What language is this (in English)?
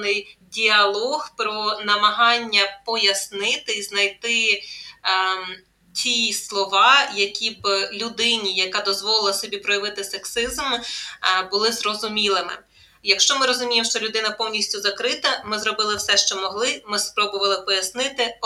Ukrainian